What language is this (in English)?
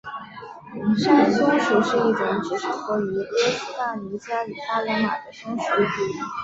Chinese